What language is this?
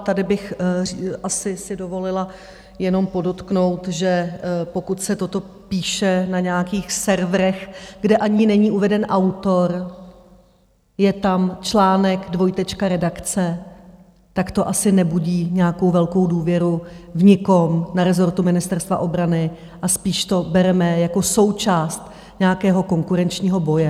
Czech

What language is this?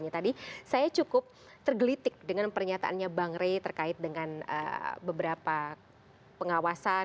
Indonesian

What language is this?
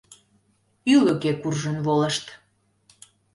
Mari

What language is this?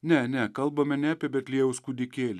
Lithuanian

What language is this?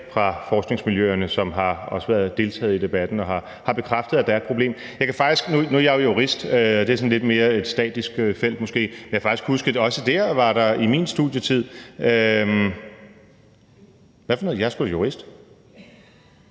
Danish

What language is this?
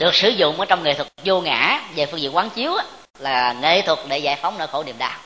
Vietnamese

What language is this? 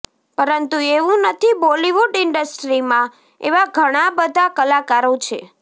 Gujarati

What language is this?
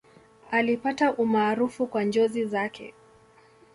Swahili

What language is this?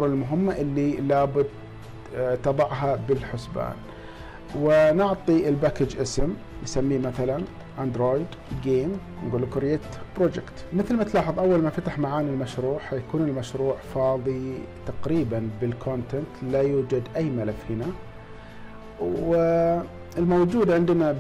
Arabic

